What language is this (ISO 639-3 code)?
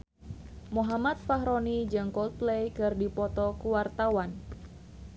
sun